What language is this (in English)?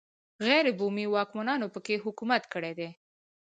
Pashto